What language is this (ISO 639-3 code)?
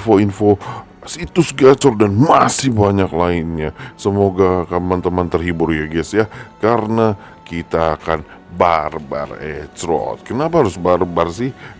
ind